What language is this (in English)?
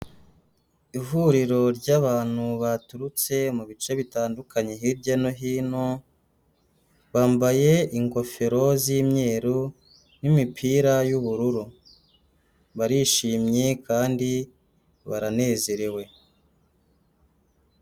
Kinyarwanda